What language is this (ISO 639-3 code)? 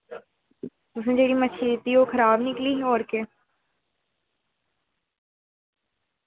doi